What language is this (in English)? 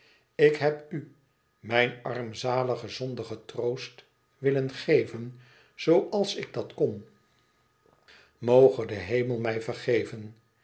Dutch